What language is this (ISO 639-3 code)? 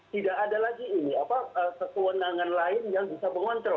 ind